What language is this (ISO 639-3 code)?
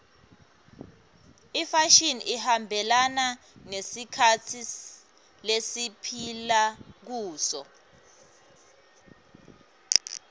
ssw